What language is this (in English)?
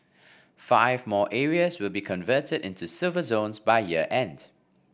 English